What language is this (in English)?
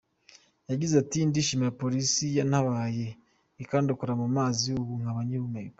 Kinyarwanda